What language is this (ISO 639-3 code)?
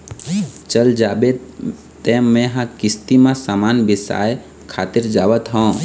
hne